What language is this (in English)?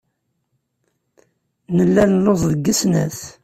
Kabyle